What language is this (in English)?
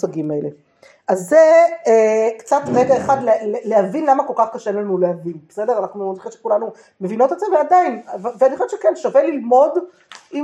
Hebrew